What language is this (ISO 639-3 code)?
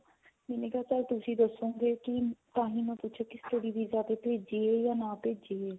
pan